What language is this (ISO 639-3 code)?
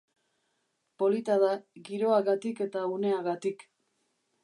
eus